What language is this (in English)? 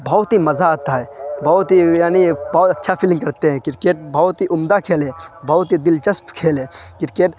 Urdu